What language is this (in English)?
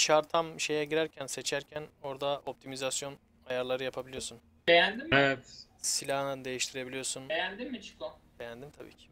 Turkish